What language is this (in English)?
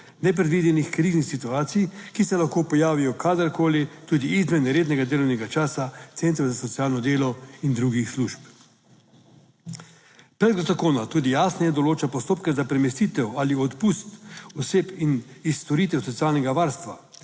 Slovenian